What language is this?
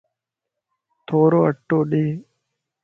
Lasi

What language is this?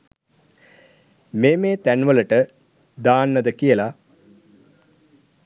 Sinhala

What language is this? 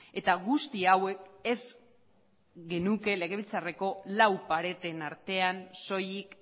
Basque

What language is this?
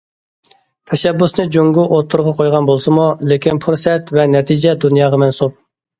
Uyghur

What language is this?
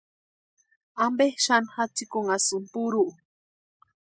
Western Highland Purepecha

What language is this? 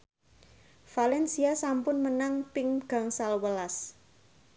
Javanese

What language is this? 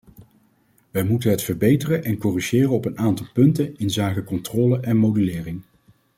Dutch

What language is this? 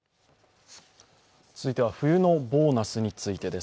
Japanese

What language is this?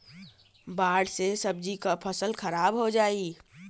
Bhojpuri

